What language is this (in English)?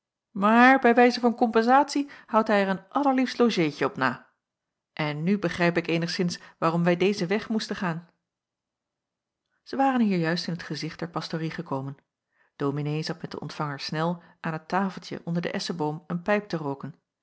Dutch